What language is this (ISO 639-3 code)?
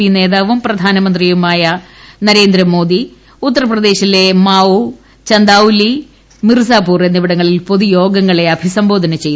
mal